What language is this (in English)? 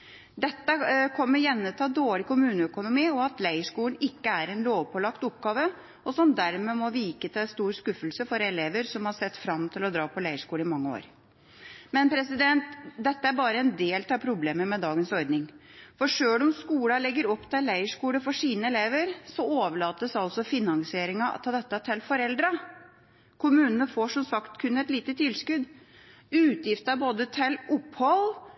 Norwegian Bokmål